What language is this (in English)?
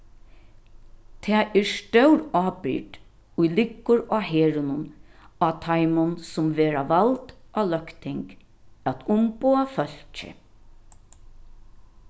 Faroese